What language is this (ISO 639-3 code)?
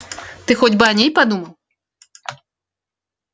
rus